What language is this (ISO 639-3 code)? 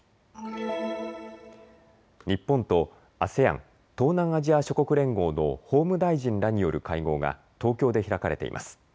jpn